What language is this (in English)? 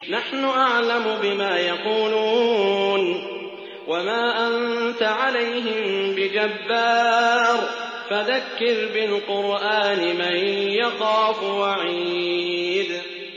Arabic